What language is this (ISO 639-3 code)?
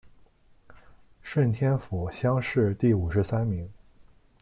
zho